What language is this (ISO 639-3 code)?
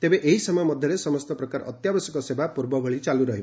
ori